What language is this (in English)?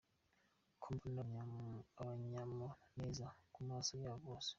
Kinyarwanda